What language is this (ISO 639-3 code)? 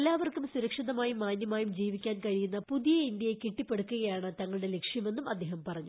mal